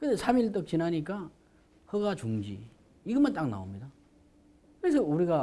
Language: Korean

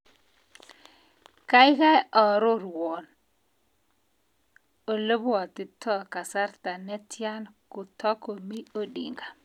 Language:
Kalenjin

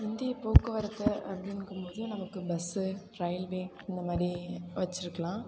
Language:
Tamil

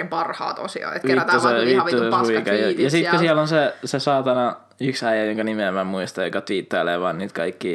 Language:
Finnish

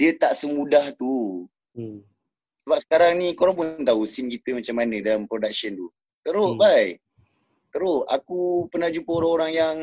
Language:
Malay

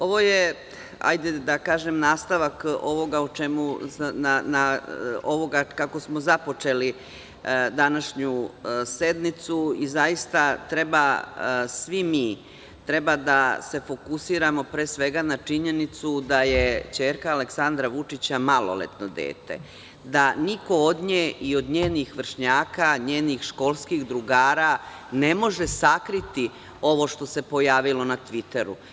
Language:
Serbian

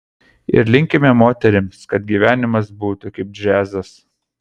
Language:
Lithuanian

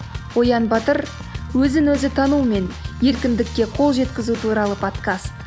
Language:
Kazakh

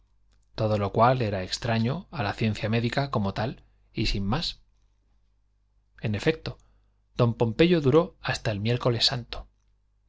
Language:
Spanish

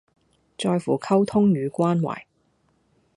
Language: Cantonese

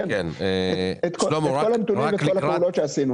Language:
Hebrew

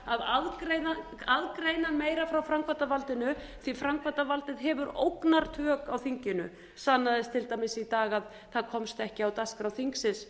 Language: Icelandic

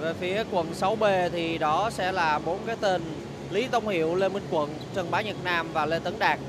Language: Vietnamese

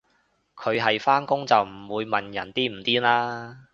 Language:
Cantonese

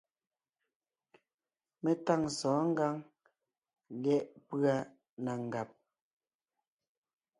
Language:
Ngiemboon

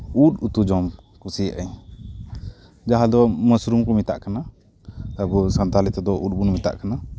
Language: Santali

